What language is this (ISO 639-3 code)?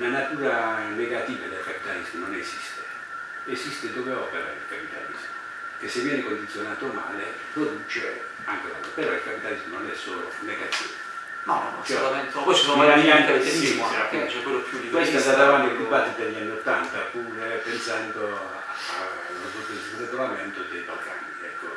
ita